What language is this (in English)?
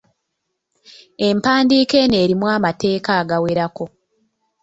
Ganda